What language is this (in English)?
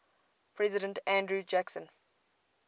English